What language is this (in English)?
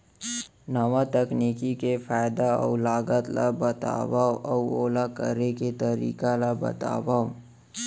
Chhattisgarhi